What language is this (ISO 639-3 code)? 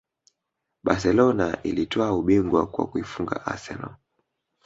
swa